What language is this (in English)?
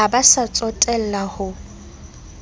Southern Sotho